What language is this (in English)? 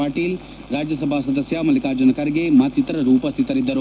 Kannada